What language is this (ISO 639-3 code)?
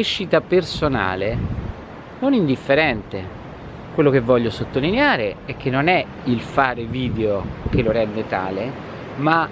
ita